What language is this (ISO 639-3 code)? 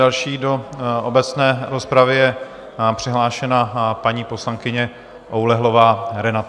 ces